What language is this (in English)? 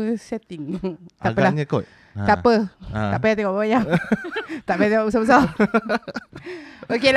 Malay